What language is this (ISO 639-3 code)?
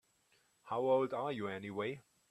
eng